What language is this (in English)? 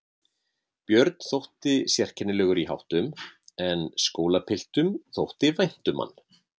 Icelandic